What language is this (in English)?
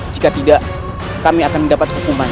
Indonesian